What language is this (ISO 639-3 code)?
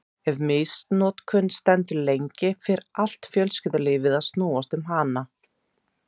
isl